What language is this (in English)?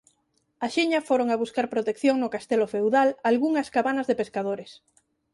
Galician